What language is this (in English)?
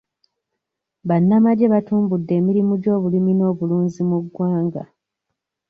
Ganda